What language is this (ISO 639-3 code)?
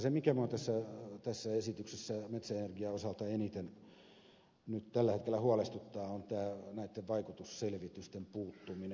fin